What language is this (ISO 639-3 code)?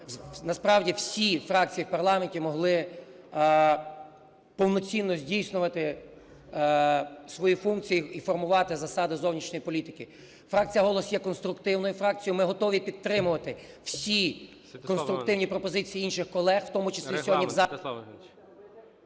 ukr